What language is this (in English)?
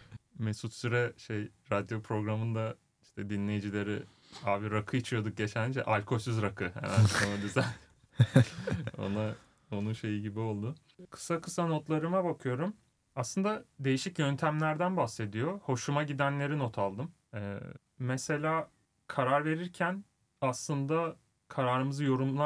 Turkish